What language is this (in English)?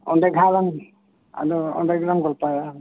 Santali